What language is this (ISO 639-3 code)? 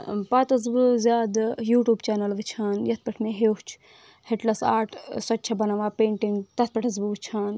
kas